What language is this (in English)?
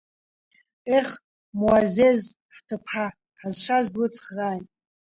Abkhazian